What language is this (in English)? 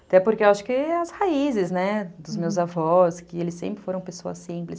Portuguese